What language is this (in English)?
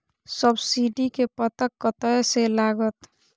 Maithili